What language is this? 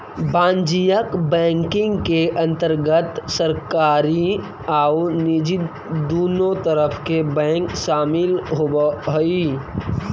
Magahi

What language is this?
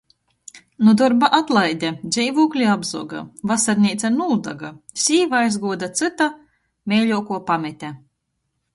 Latgalian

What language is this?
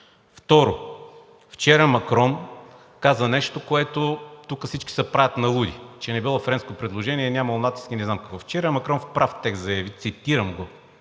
Bulgarian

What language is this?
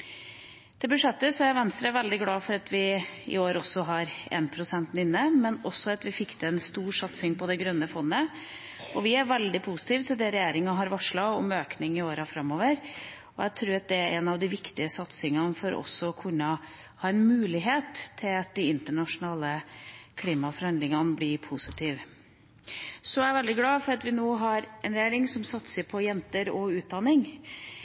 Norwegian Bokmål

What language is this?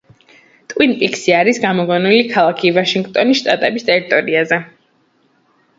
Georgian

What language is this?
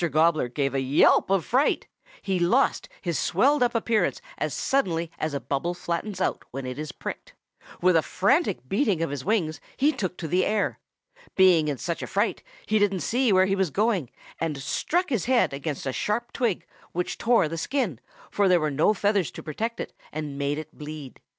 English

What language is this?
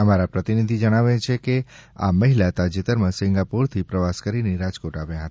Gujarati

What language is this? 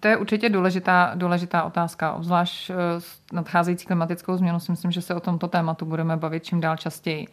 Czech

